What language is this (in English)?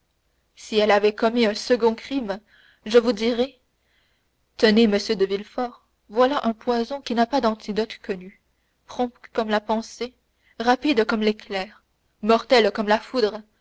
French